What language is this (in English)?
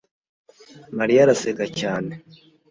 Kinyarwanda